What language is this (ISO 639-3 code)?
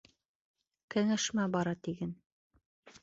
bak